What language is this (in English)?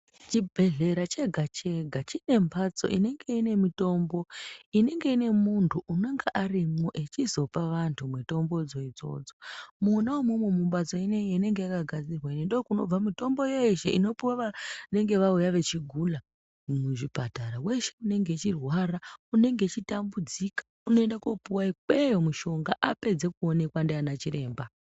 Ndau